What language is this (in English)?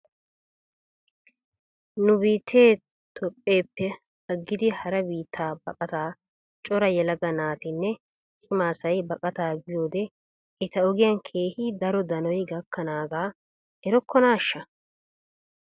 Wolaytta